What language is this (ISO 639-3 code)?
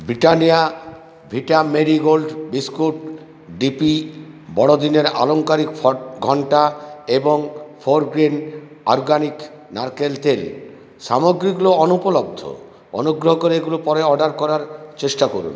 ben